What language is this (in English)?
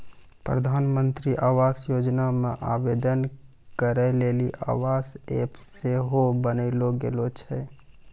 Maithili